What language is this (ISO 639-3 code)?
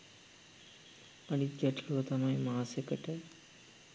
sin